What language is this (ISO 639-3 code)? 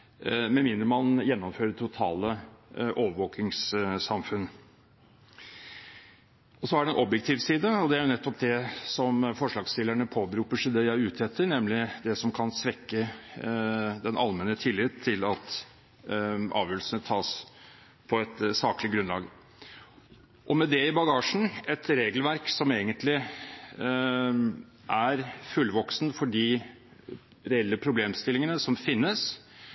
nob